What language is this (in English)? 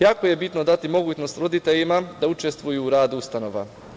Serbian